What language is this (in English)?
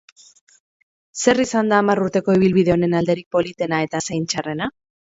Basque